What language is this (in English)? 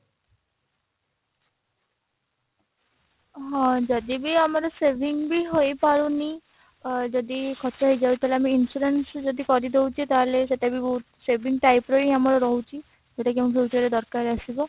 Odia